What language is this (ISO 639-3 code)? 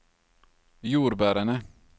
nor